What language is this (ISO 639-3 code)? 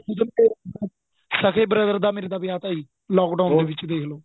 pan